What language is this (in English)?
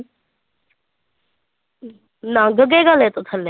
Punjabi